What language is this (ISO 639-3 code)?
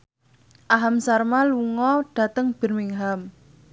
jav